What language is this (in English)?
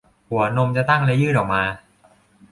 Thai